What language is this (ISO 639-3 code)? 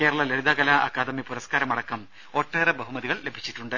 mal